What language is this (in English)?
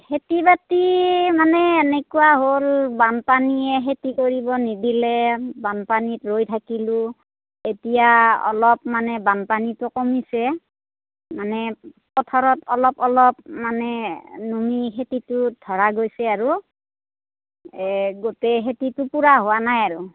Assamese